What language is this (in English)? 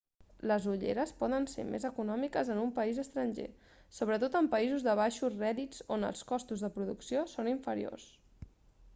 Catalan